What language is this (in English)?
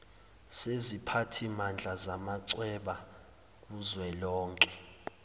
Zulu